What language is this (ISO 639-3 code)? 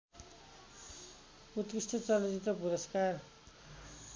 nep